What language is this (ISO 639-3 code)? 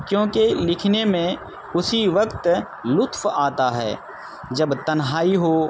urd